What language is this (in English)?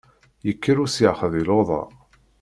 Kabyle